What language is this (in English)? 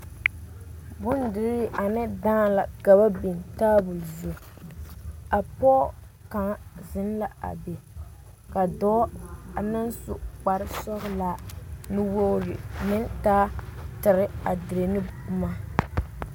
Southern Dagaare